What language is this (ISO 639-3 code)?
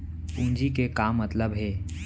hne